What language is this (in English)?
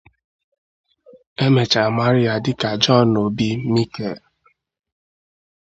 Igbo